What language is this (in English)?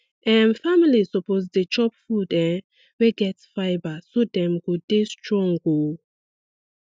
Nigerian Pidgin